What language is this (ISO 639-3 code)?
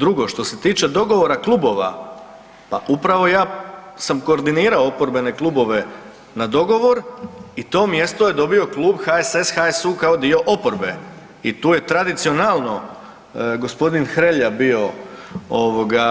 hrv